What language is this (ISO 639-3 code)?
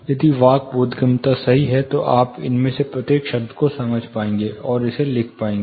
hin